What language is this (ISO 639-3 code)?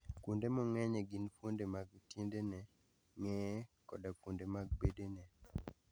luo